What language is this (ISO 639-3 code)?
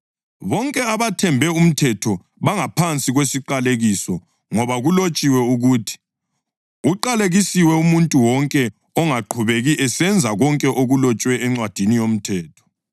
nde